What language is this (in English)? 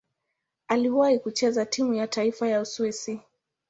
Swahili